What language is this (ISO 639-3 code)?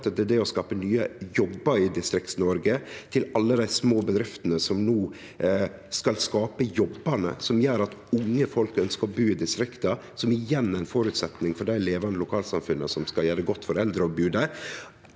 nor